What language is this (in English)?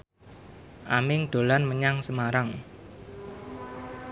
Javanese